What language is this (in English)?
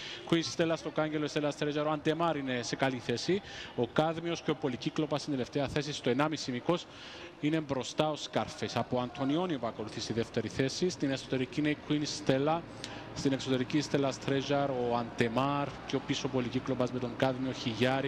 Greek